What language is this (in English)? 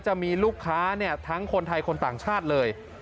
Thai